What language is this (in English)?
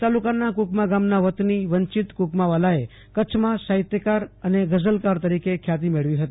Gujarati